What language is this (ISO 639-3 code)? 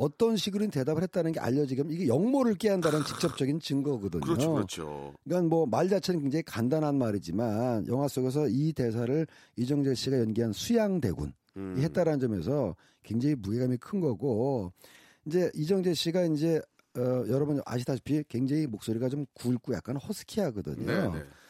kor